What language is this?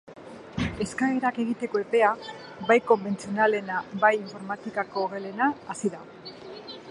Basque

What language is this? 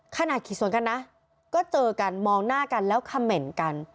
Thai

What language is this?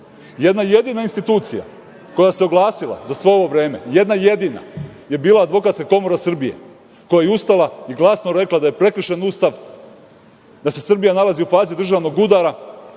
Serbian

